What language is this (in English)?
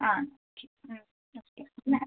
Malayalam